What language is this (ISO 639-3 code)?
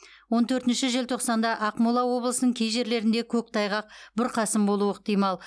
kaz